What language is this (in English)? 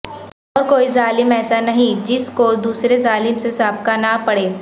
Urdu